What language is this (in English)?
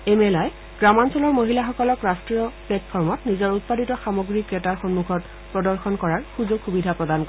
Assamese